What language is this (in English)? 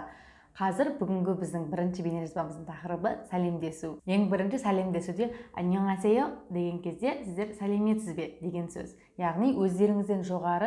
Korean